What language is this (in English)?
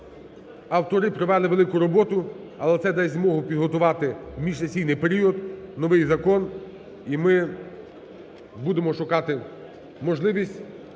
Ukrainian